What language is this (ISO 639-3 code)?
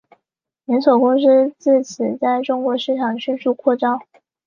zho